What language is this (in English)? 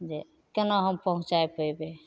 Maithili